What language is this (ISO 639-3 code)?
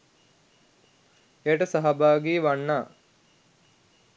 sin